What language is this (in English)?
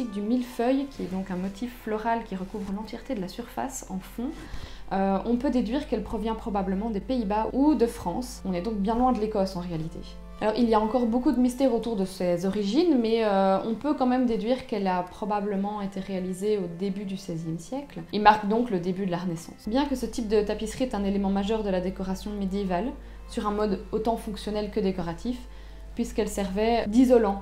French